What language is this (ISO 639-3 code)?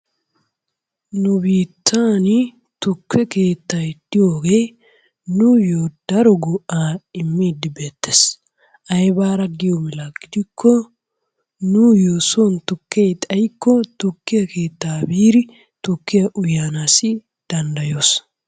wal